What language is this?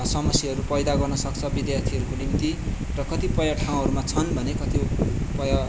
Nepali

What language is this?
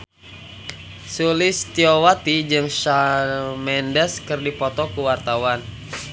Sundanese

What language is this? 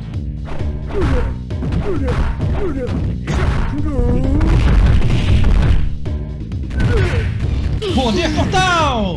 Portuguese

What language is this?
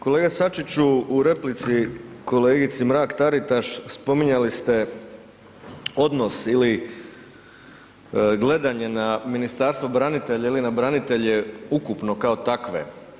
Croatian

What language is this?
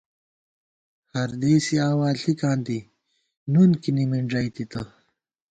Gawar-Bati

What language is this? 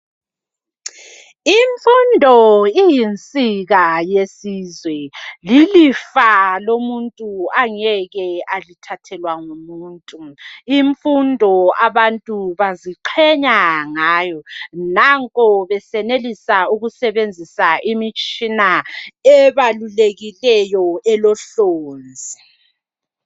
North Ndebele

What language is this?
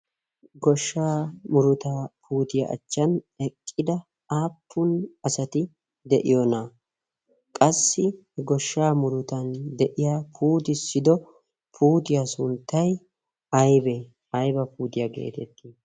Wolaytta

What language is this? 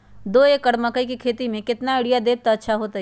Magahi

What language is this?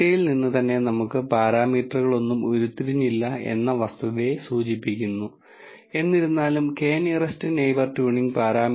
Malayalam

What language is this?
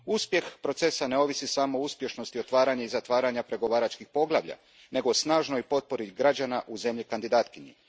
Croatian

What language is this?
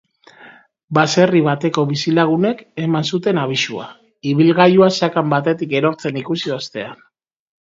Basque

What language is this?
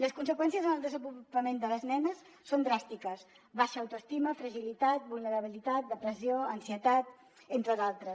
Catalan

